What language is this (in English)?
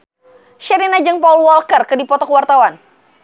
Sundanese